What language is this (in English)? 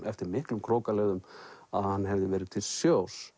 Icelandic